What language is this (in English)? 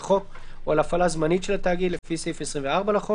Hebrew